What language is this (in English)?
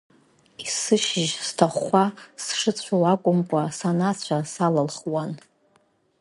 Abkhazian